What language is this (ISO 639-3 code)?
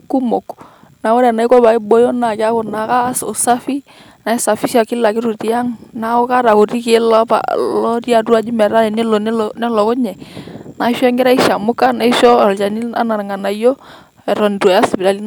mas